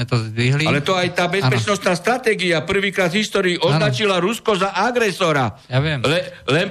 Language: Slovak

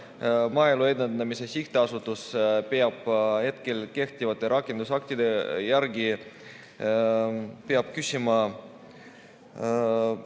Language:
Estonian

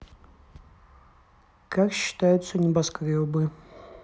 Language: Russian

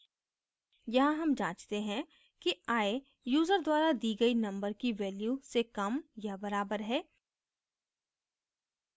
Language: Hindi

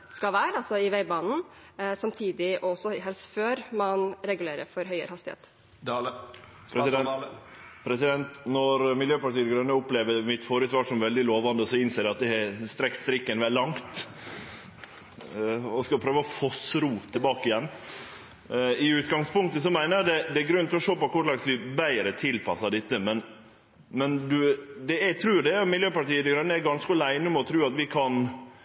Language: Norwegian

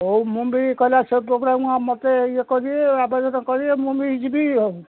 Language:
Odia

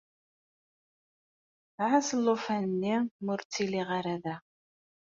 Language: Kabyle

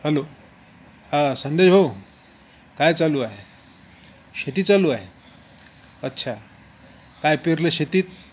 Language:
Marathi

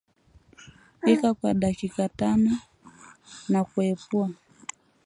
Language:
Swahili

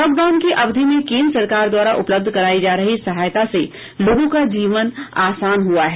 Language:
Hindi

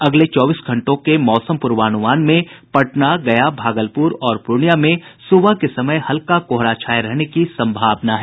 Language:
Hindi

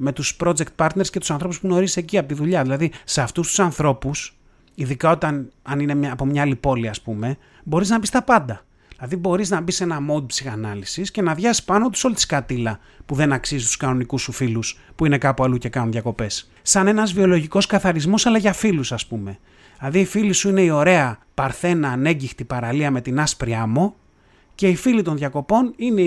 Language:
Greek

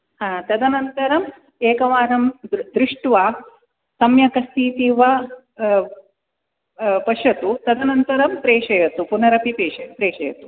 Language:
Sanskrit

